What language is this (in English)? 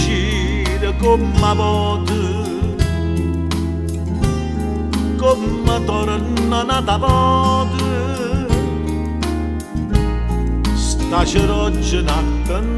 Romanian